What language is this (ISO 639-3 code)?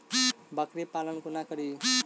mai